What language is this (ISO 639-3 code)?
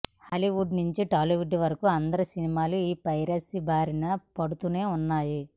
tel